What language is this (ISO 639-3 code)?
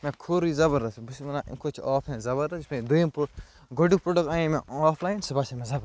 kas